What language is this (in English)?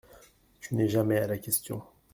French